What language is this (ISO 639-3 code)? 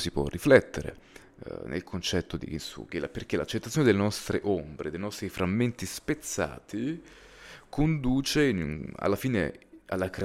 ita